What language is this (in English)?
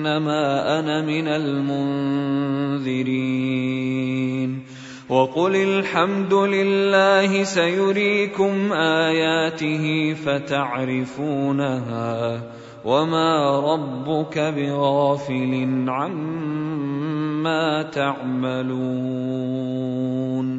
Arabic